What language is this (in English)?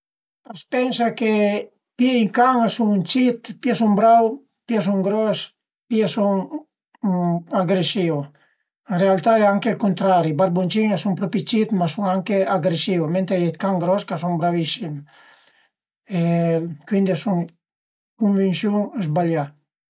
Piedmontese